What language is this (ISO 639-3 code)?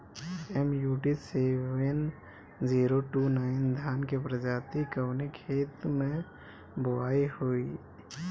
bho